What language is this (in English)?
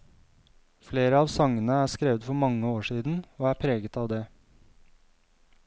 Norwegian